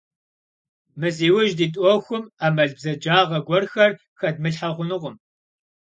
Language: Kabardian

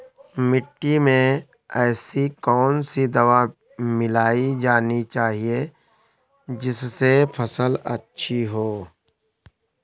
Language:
Hindi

